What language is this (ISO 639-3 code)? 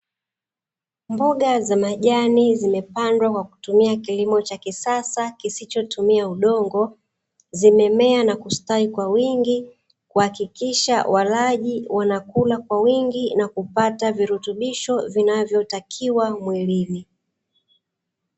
swa